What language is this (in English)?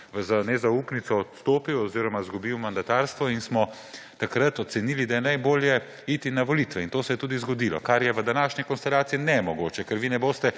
Slovenian